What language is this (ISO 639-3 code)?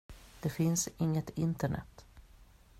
swe